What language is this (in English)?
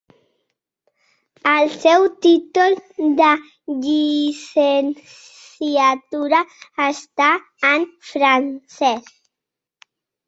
Catalan